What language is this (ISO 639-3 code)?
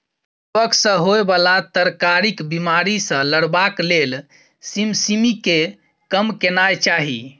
mai